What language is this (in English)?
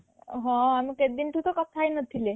Odia